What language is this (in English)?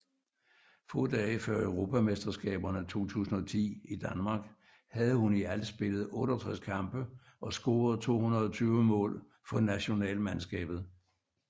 Danish